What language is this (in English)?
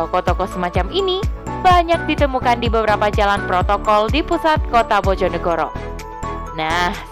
Indonesian